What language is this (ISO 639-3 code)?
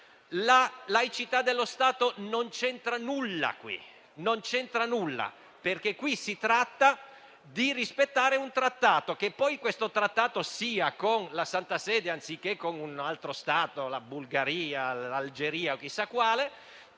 ita